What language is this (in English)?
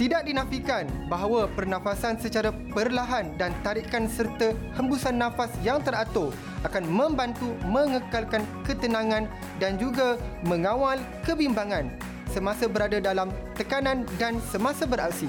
Malay